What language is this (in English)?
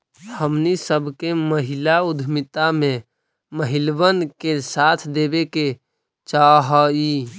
Magahi